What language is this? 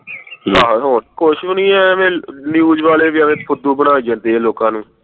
Punjabi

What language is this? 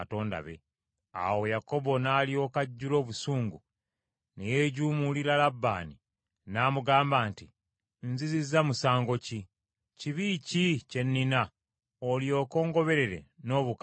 Ganda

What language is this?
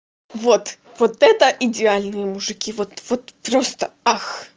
Russian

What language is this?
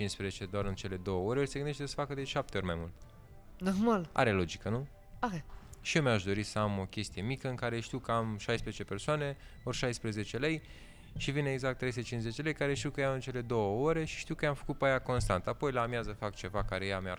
Romanian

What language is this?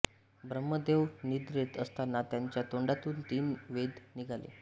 Marathi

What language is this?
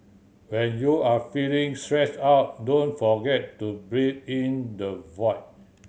English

